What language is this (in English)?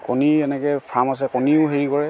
Assamese